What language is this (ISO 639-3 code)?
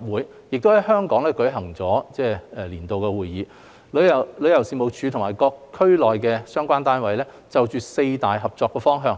yue